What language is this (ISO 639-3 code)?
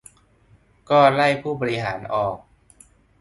tha